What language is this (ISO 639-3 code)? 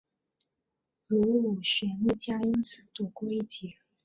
zho